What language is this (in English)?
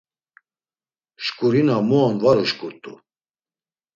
Laz